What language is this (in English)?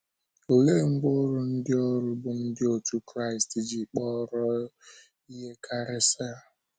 Igbo